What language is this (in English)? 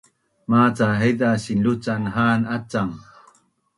Bunun